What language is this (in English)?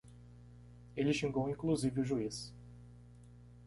Portuguese